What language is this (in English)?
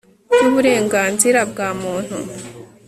Kinyarwanda